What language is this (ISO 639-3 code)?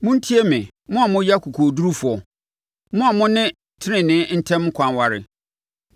aka